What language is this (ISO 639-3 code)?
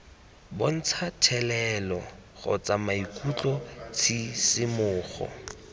tsn